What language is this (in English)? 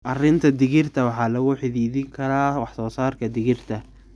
Somali